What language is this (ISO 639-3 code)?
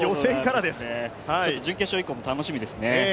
jpn